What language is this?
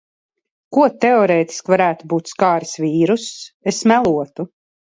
Latvian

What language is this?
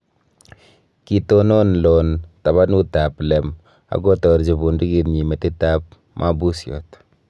Kalenjin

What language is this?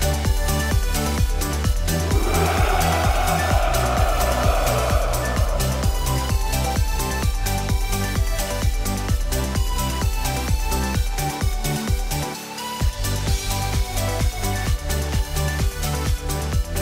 Polish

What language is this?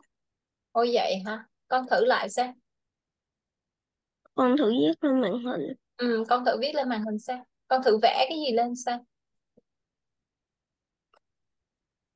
Vietnamese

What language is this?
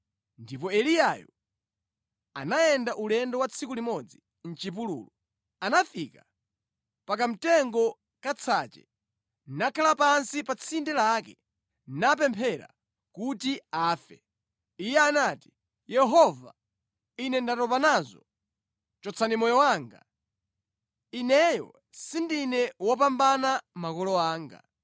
Nyanja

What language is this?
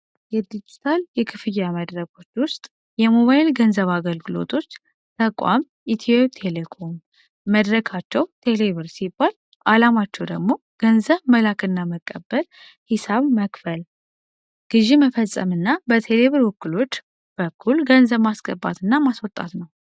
Amharic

